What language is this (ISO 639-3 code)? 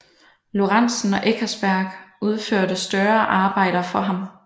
dan